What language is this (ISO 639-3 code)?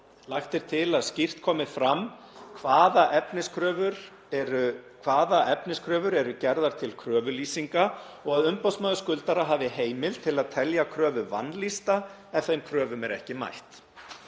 isl